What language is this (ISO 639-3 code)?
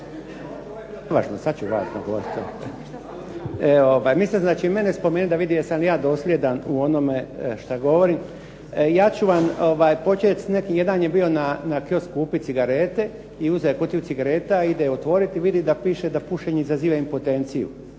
hrv